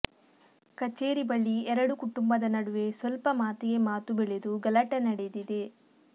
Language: Kannada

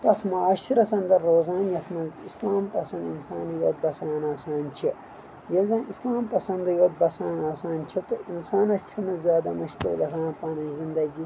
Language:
Kashmiri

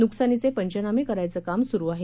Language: Marathi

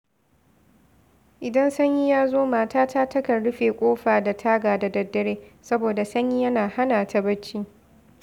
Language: Hausa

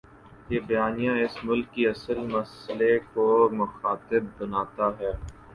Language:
Urdu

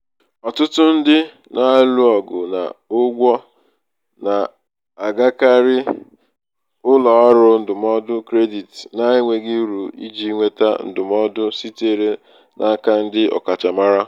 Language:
Igbo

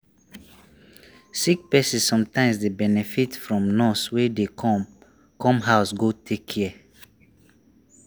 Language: Nigerian Pidgin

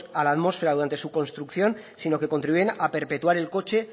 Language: Spanish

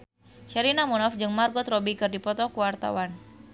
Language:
Sundanese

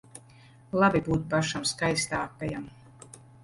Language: Latvian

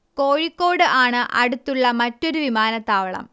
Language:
Malayalam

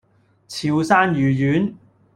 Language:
Cantonese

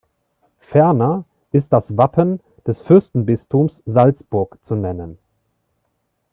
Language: German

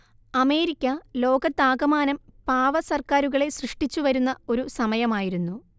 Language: Malayalam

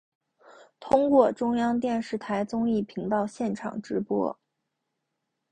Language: Chinese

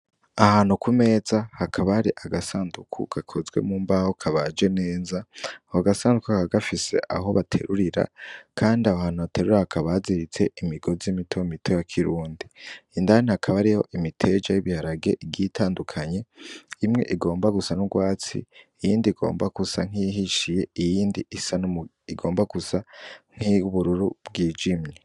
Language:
Rundi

